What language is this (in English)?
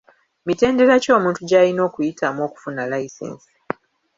Ganda